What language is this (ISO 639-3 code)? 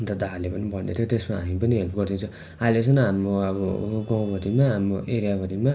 nep